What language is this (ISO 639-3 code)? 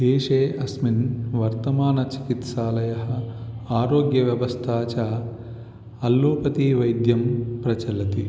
san